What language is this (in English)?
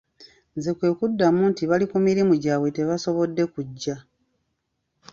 Ganda